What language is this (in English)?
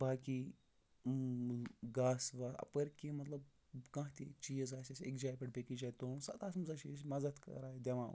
Kashmiri